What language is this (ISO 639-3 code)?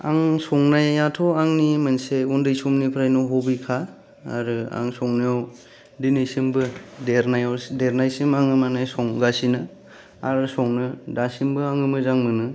brx